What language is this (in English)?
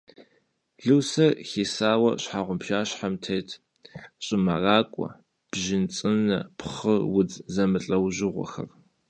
Kabardian